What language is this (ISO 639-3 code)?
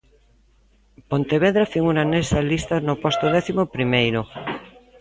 glg